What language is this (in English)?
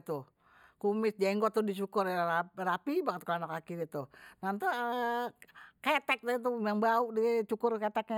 Betawi